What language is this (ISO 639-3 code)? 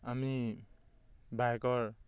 asm